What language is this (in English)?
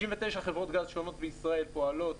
Hebrew